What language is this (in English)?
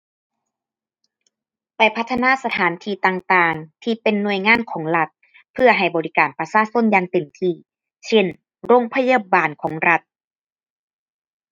Thai